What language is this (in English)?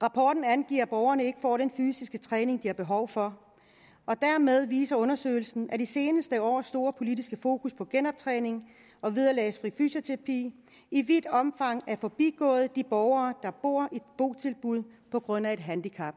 Danish